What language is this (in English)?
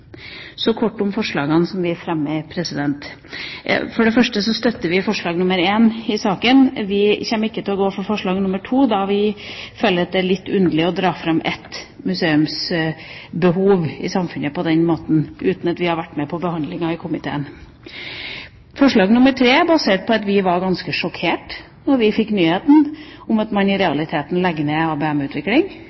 Norwegian Bokmål